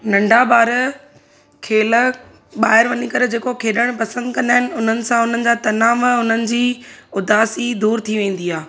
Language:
Sindhi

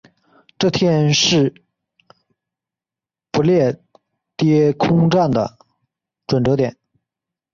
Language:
Chinese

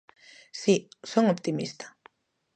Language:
Galician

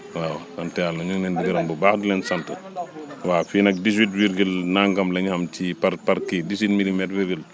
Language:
Wolof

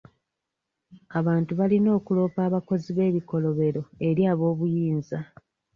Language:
Ganda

